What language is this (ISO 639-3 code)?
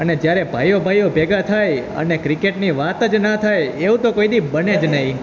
guj